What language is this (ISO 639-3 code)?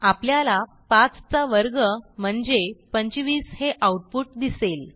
mar